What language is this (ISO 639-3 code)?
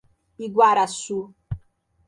por